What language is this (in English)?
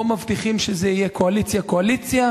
Hebrew